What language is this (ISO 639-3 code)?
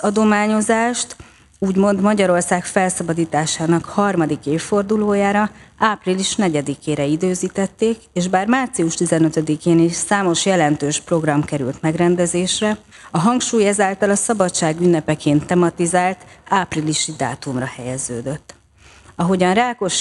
hun